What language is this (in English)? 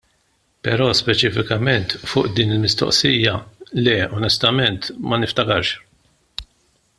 Maltese